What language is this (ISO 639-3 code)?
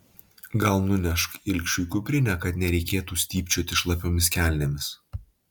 lit